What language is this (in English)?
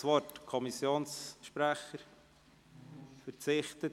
Swiss German